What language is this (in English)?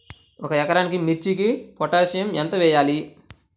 Telugu